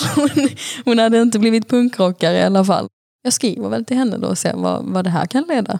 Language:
Swedish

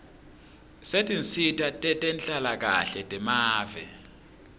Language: Swati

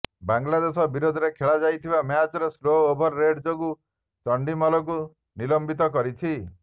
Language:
Odia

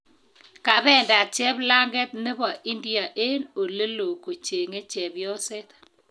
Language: Kalenjin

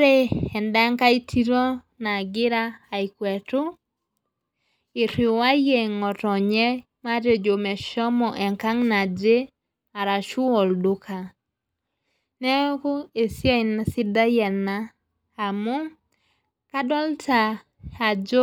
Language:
Masai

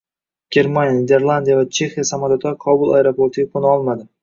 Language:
Uzbek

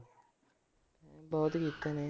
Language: Punjabi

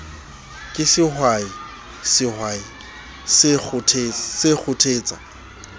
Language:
Southern Sotho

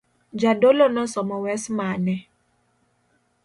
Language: Luo (Kenya and Tanzania)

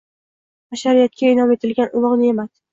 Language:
Uzbek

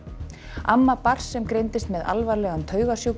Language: Icelandic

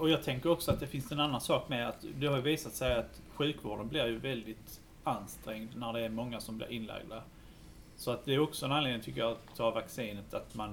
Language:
Swedish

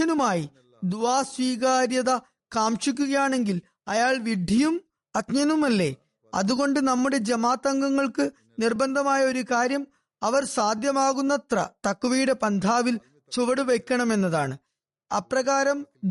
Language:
Malayalam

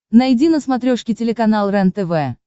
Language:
Russian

